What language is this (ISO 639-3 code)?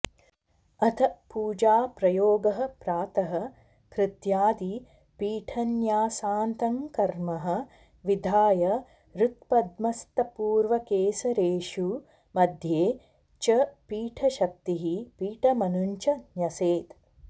san